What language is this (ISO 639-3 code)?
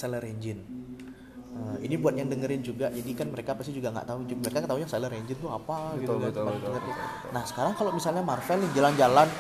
ind